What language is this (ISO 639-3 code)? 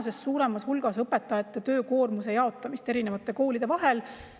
est